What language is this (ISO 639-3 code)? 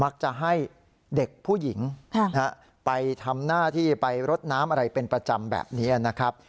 tha